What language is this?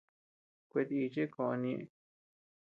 Tepeuxila Cuicatec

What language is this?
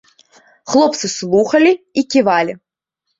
Belarusian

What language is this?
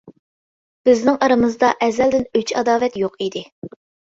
Uyghur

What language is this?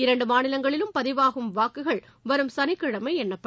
Tamil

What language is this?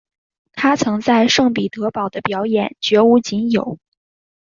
Chinese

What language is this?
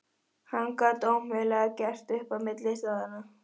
Icelandic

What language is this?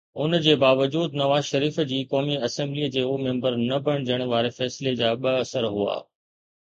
Sindhi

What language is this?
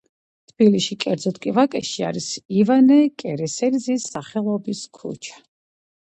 Georgian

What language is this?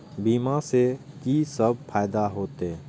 Maithili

